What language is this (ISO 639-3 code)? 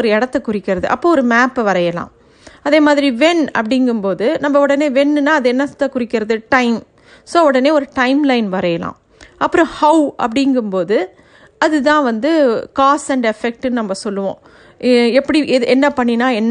tam